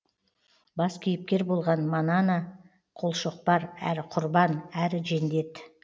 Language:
Kazakh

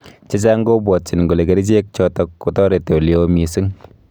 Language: Kalenjin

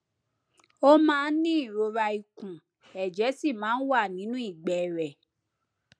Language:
Yoruba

